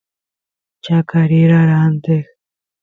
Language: Santiago del Estero Quichua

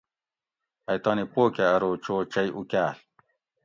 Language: Gawri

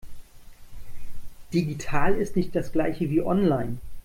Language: German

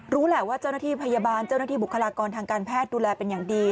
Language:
Thai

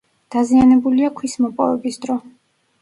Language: Georgian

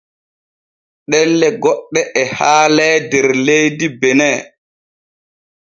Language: Borgu Fulfulde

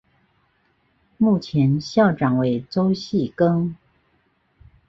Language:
Chinese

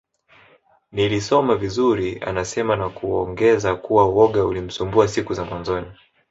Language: Swahili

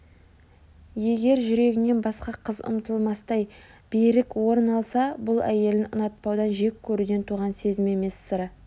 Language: Kazakh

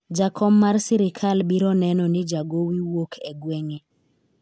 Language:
Luo (Kenya and Tanzania)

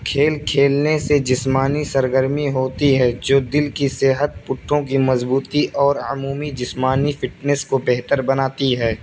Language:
Urdu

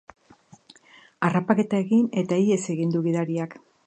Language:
Basque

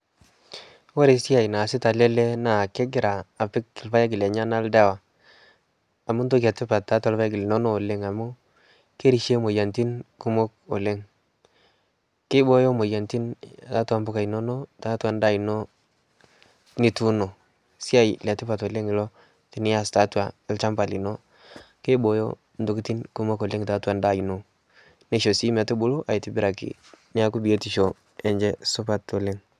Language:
Masai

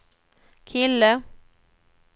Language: Swedish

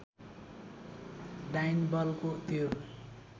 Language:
Nepali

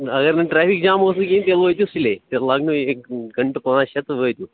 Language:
Kashmiri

